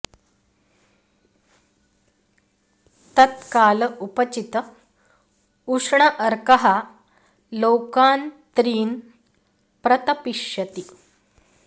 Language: Sanskrit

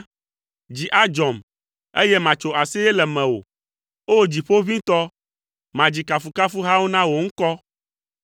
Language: Ewe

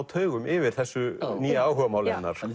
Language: Icelandic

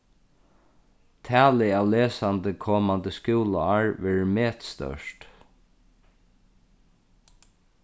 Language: Faroese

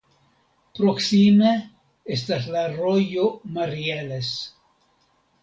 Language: Esperanto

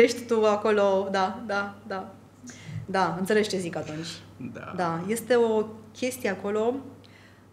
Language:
Romanian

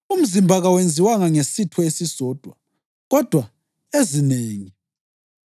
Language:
North Ndebele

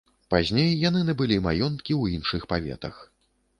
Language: Belarusian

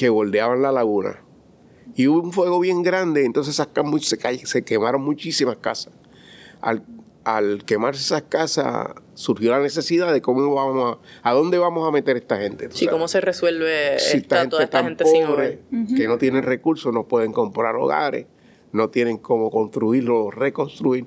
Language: Spanish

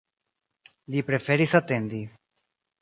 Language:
Esperanto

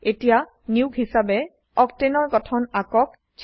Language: Assamese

